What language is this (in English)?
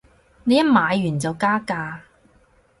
Cantonese